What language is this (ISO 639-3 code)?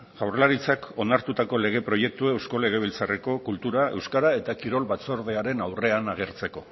eus